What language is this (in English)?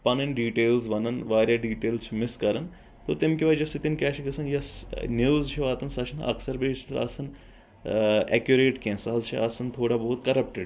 Kashmiri